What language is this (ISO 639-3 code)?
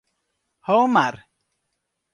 fry